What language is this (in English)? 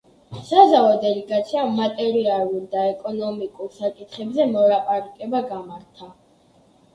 Georgian